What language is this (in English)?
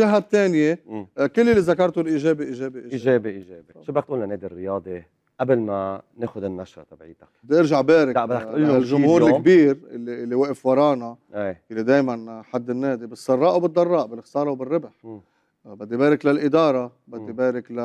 Arabic